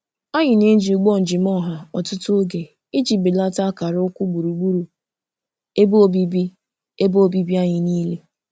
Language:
Igbo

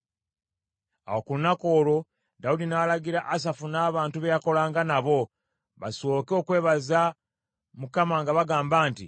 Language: Ganda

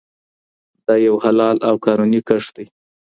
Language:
Pashto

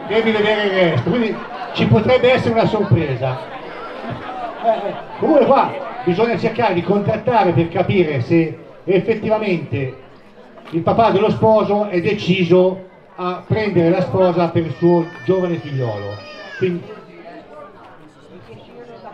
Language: Italian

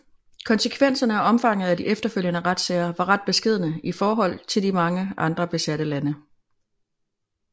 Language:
Danish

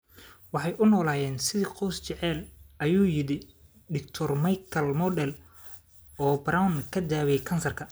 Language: Somali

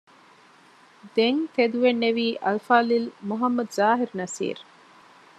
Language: Divehi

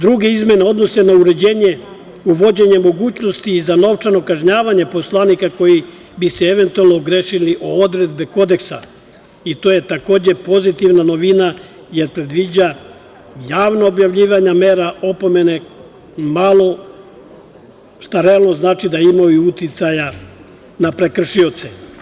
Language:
Serbian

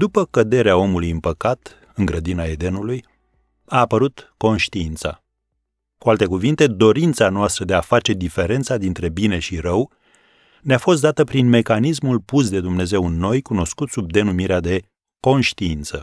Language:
Romanian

